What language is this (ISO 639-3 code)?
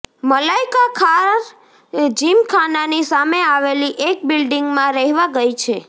guj